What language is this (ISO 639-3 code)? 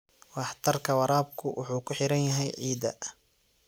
som